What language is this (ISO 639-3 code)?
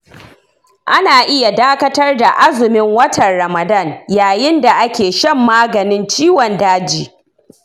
hau